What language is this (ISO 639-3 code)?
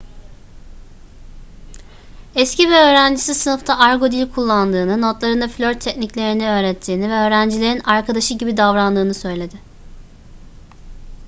tur